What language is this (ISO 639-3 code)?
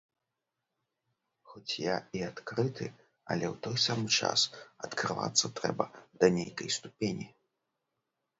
bel